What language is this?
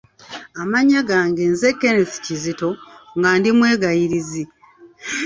Ganda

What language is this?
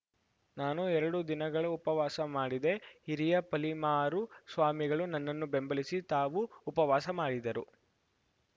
Kannada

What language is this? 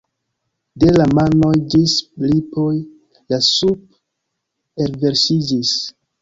Esperanto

